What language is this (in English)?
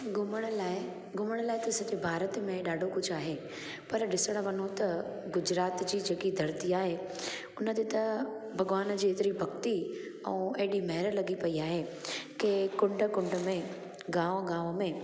Sindhi